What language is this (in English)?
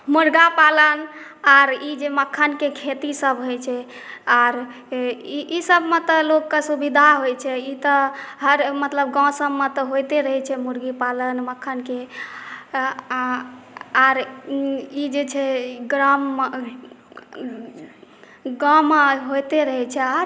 Maithili